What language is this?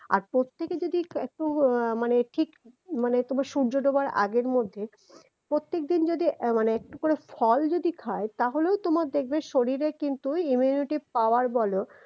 Bangla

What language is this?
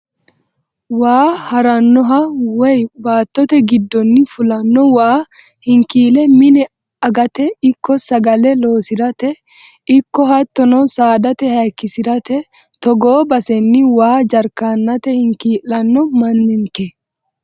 Sidamo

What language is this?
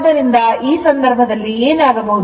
Kannada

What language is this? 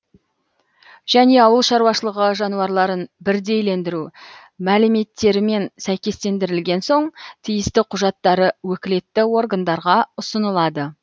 Kazakh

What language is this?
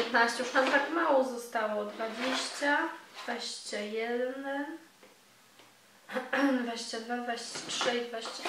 Polish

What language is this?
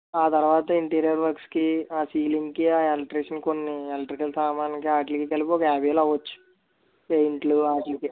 Telugu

